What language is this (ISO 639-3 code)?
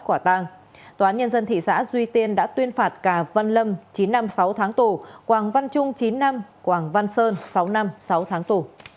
vie